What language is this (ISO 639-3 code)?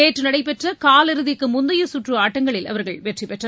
tam